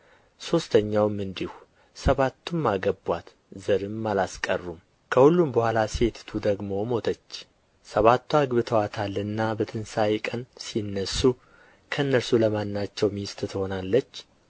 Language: Amharic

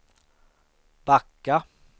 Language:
Swedish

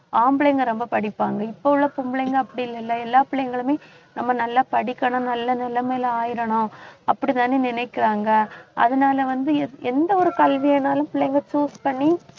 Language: Tamil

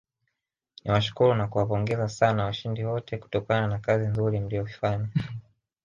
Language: Swahili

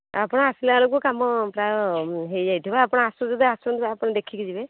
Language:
Odia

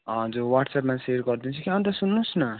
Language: Nepali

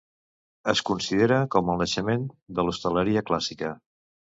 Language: Catalan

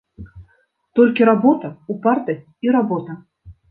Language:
Belarusian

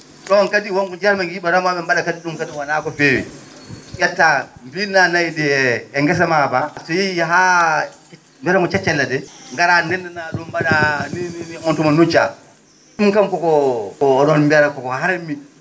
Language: Fula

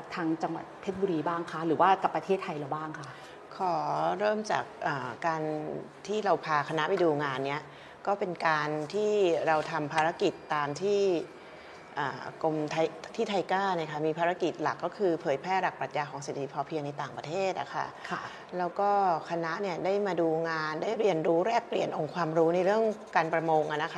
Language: Thai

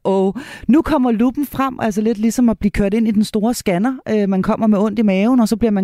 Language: Danish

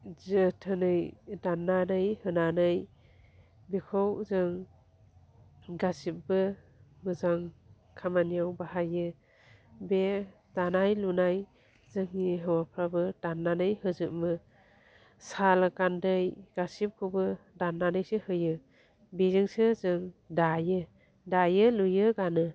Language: Bodo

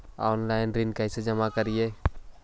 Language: Magahi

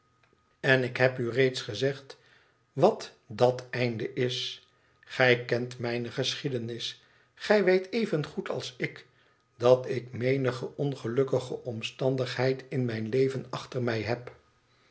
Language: Dutch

